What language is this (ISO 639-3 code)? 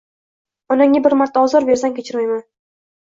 uzb